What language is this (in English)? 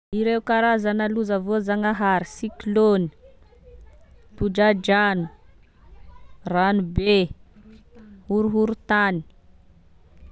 Tesaka Malagasy